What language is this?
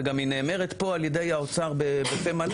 Hebrew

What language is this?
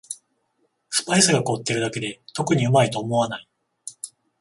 Japanese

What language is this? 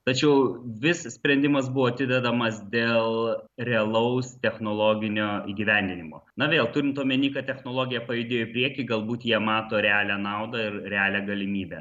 Lithuanian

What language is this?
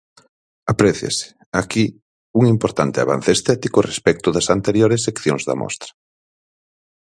Galician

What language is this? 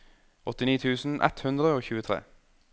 Norwegian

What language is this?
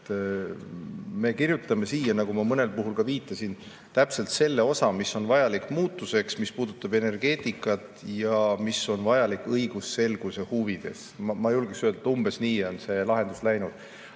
Estonian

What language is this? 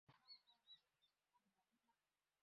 Bangla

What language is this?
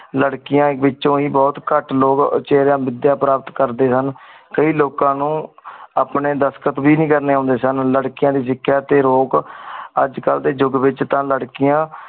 Punjabi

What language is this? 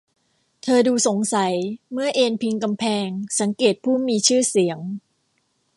Thai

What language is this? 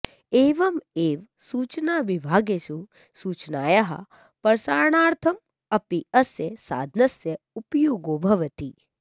Sanskrit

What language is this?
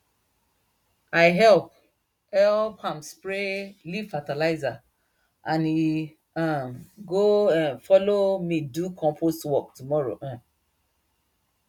Nigerian Pidgin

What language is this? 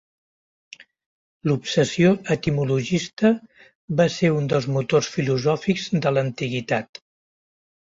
Catalan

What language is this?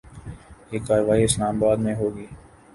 Urdu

